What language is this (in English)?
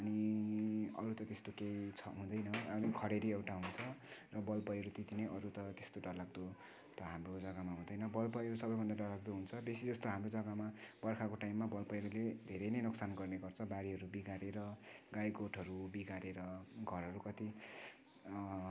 Nepali